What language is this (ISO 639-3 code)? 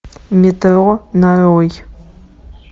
rus